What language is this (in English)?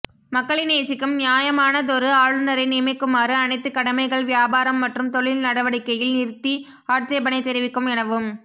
Tamil